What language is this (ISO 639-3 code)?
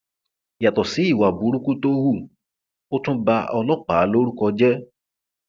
yor